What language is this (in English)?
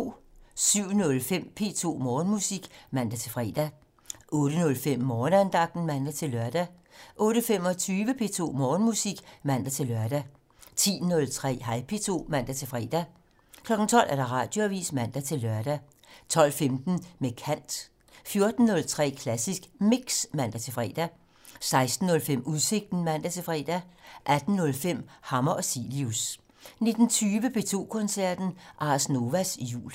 Danish